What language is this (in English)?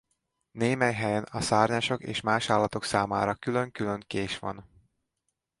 Hungarian